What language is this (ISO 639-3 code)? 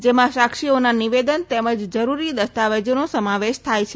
guj